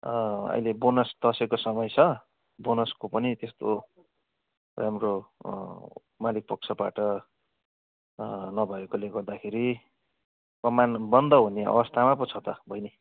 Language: Nepali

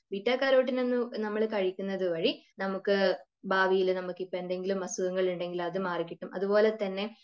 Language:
Malayalam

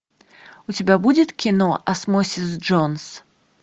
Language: Russian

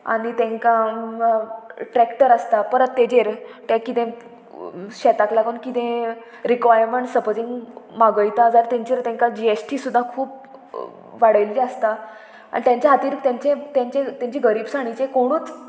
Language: Konkani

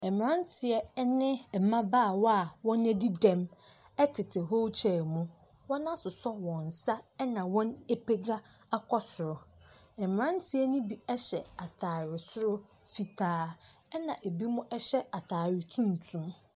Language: Akan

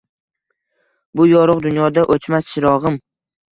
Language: Uzbek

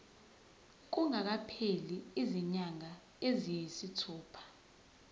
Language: Zulu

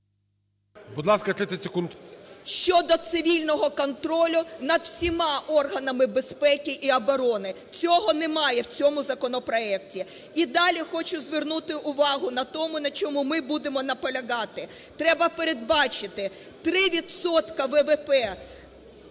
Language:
Ukrainian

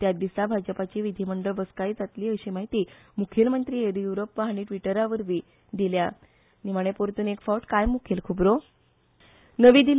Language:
Konkani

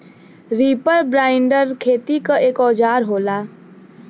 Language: Bhojpuri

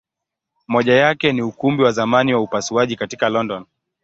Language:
Swahili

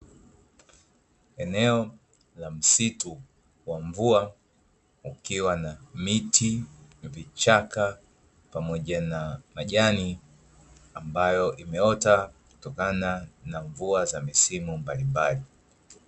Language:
Swahili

